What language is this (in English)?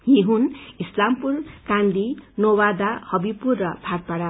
Nepali